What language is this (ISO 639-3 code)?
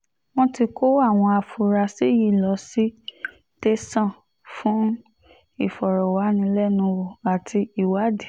yor